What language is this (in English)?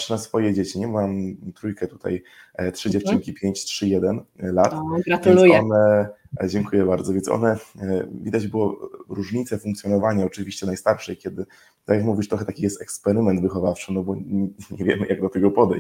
Polish